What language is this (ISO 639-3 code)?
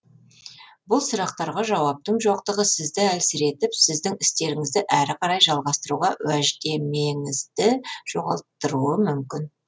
kaz